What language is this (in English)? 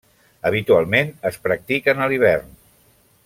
Catalan